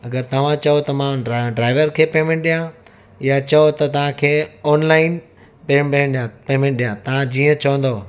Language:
Sindhi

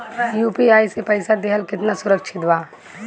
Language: Bhojpuri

